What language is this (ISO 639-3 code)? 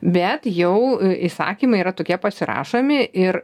lit